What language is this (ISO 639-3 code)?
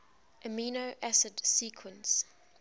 eng